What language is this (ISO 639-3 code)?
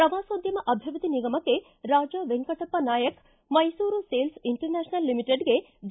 kan